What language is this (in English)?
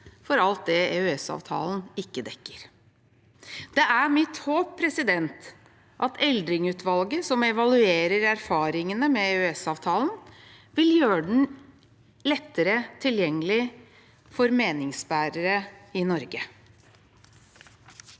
Norwegian